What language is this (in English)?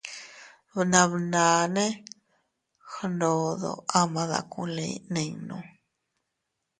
Teutila Cuicatec